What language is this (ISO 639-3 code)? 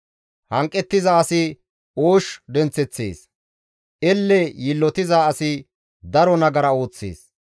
gmv